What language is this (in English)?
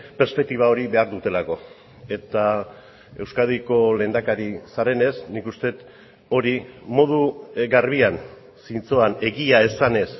Basque